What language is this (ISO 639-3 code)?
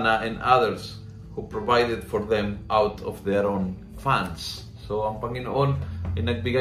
fil